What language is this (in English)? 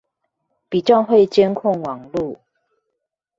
Chinese